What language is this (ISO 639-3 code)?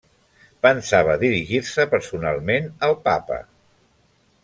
cat